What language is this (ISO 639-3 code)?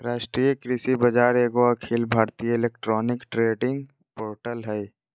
mag